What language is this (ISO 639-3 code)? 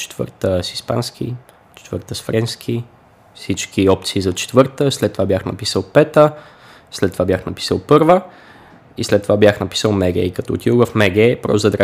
bul